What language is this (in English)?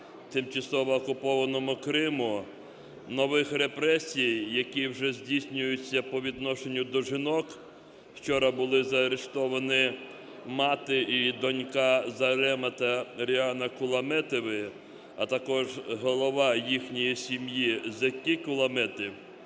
Ukrainian